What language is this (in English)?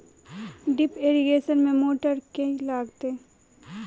Maithili